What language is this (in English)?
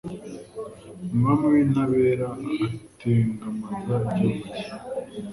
Kinyarwanda